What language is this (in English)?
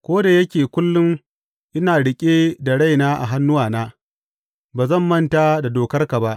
Hausa